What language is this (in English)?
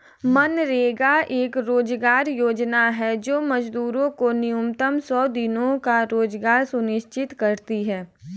Hindi